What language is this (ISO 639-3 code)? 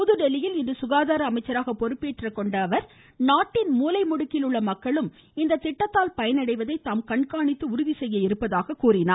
tam